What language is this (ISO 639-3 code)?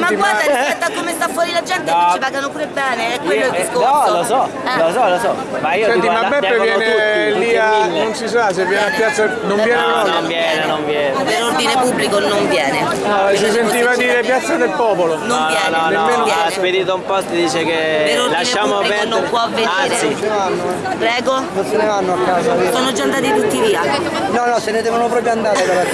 ita